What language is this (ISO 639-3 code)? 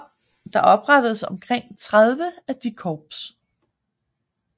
dan